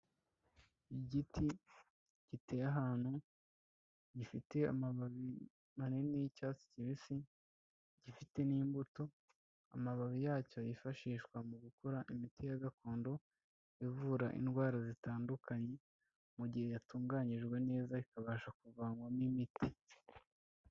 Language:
Kinyarwanda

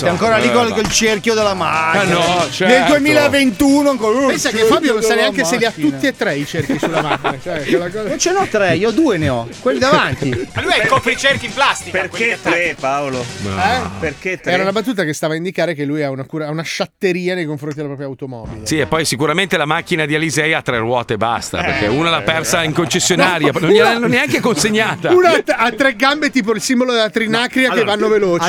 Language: Italian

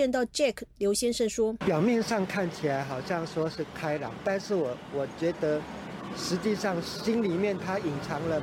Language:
Chinese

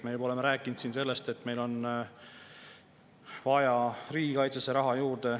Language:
Estonian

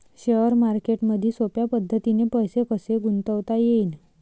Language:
Marathi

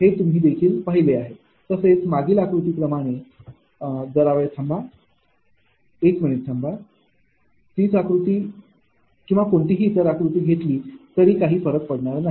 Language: Marathi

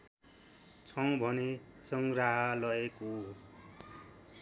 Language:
Nepali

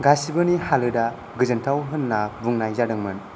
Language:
Bodo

